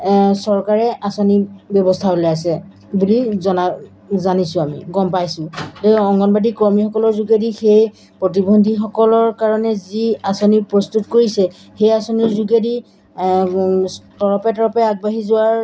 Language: Assamese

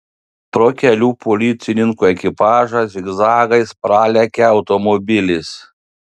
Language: Lithuanian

